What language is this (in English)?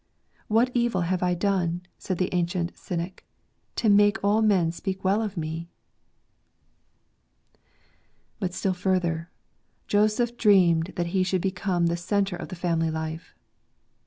English